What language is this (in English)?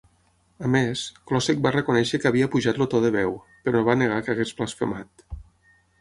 Catalan